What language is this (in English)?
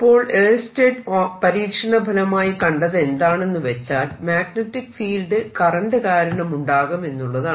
Malayalam